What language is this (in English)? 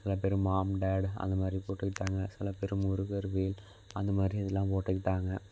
Tamil